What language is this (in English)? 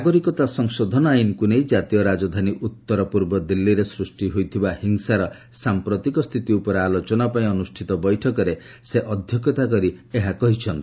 Odia